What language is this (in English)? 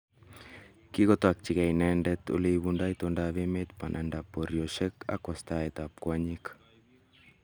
Kalenjin